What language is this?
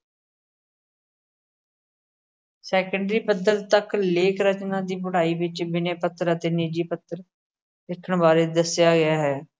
Punjabi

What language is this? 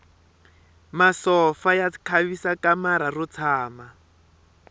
Tsonga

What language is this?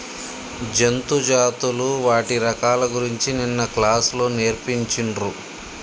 Telugu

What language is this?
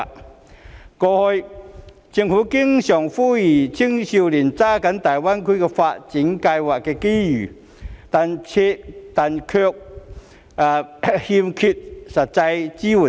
Cantonese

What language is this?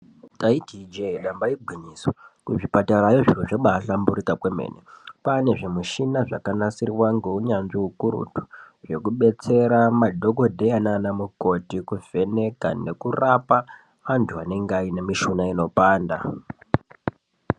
Ndau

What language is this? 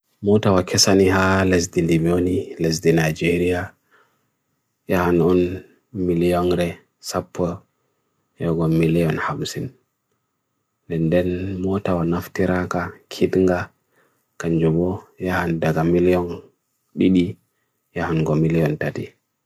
Bagirmi Fulfulde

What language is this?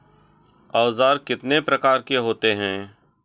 Hindi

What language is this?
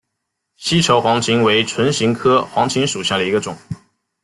Chinese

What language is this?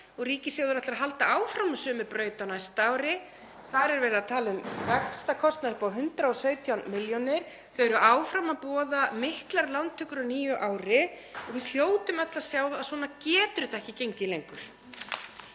Icelandic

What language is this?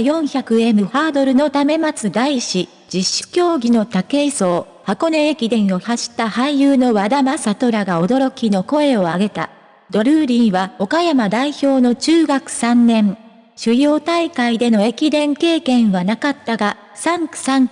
Japanese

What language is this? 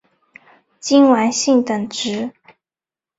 Chinese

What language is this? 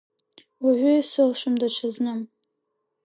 Abkhazian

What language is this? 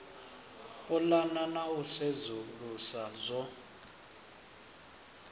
Venda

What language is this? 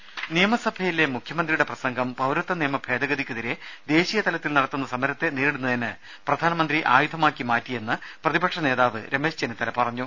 Malayalam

